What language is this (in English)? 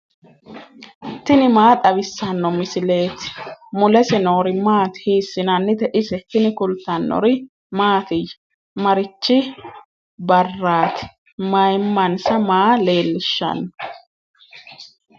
Sidamo